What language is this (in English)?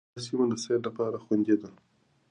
Pashto